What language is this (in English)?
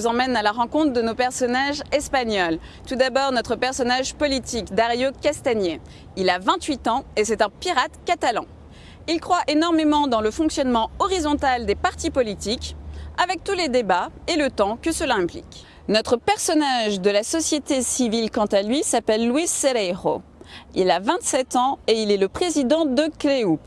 French